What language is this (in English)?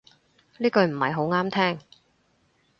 Cantonese